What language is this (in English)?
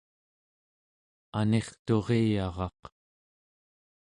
Central Yupik